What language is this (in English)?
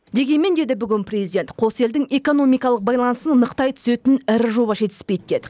Kazakh